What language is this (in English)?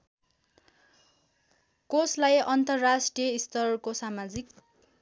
Nepali